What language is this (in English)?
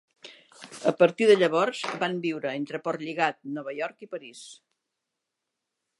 Catalan